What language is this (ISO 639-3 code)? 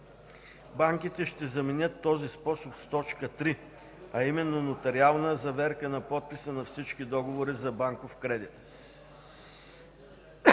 bul